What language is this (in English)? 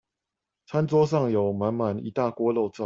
Chinese